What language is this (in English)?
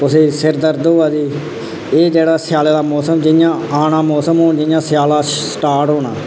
Dogri